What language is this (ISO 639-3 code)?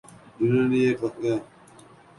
urd